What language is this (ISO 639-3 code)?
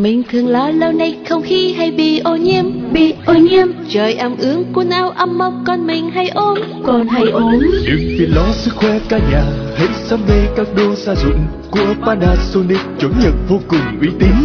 vie